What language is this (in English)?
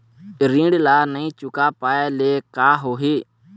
Chhattisgarhi